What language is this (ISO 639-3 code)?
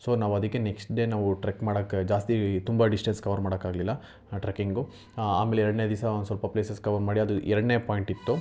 kan